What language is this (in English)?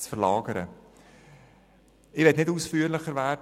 Swiss German